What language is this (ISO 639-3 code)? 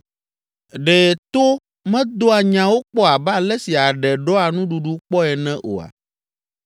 ewe